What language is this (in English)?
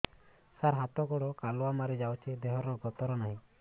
Odia